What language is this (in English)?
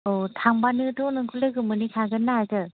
Bodo